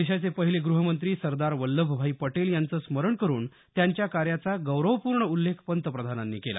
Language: Marathi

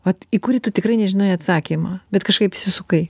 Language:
Lithuanian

